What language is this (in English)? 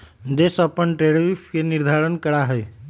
Magahi